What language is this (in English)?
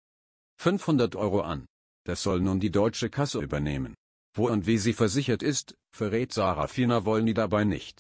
German